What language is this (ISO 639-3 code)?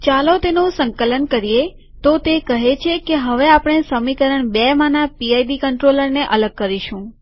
guj